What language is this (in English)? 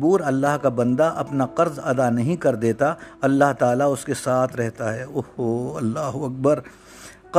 Urdu